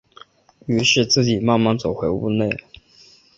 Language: Chinese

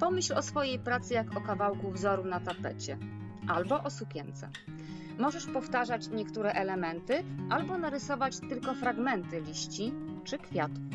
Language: Polish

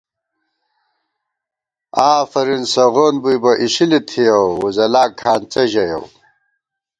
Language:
Gawar-Bati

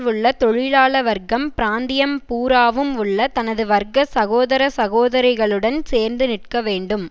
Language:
Tamil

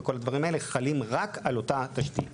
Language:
Hebrew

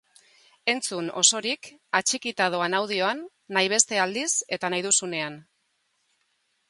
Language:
Basque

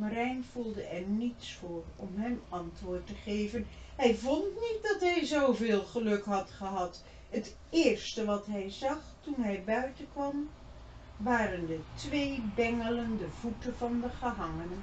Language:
Dutch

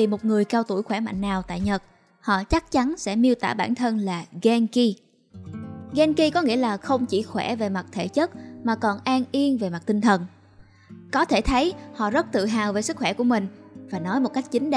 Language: Vietnamese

